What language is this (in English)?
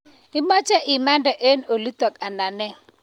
Kalenjin